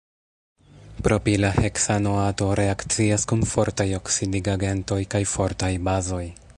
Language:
Esperanto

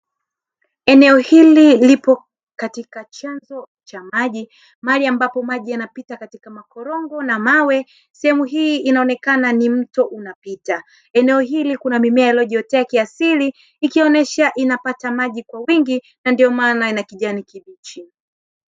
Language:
Swahili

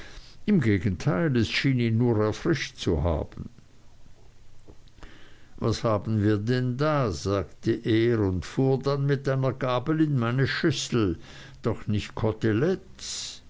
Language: German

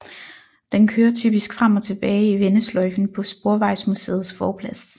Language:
Danish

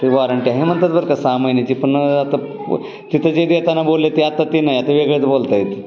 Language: Marathi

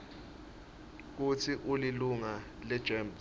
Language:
Swati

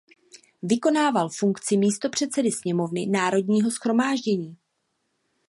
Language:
Czech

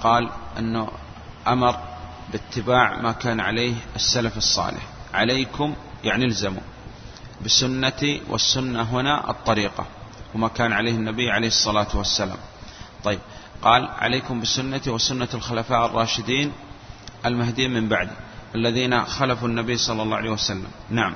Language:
Arabic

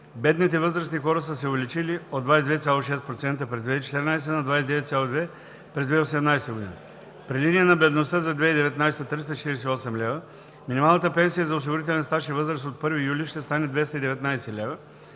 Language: Bulgarian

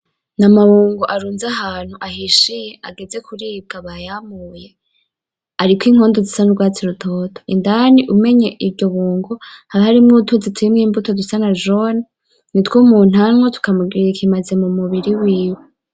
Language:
Rundi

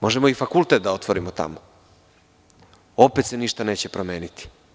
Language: Serbian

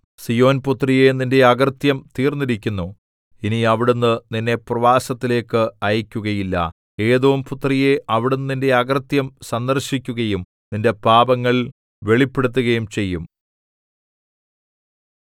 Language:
Malayalam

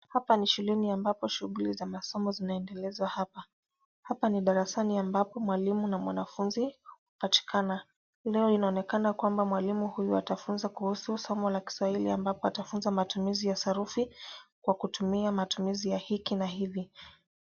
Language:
Swahili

